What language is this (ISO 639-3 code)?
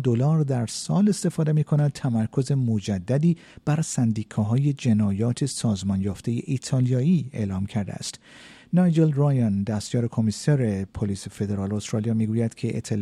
fas